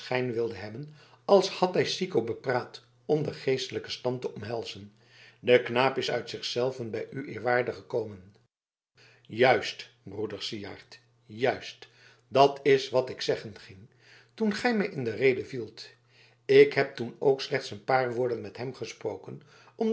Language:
Dutch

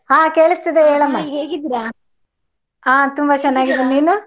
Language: Kannada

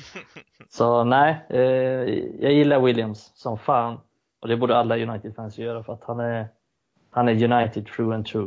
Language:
Swedish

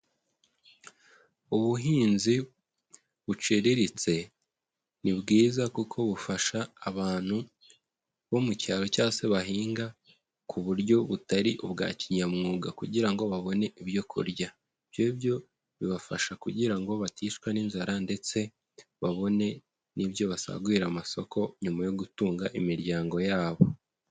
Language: Kinyarwanda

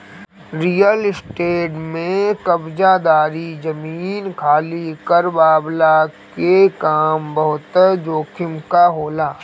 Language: Bhojpuri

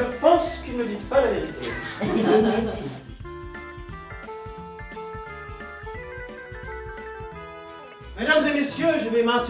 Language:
French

